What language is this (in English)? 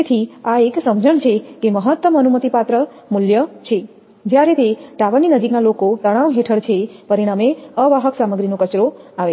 Gujarati